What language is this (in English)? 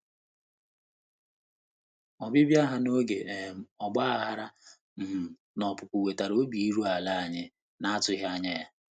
Igbo